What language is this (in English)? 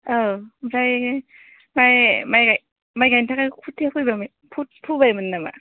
Bodo